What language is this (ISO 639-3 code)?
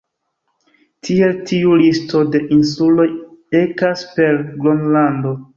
epo